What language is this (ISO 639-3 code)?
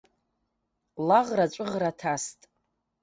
abk